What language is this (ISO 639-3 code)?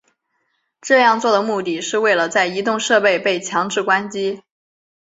zho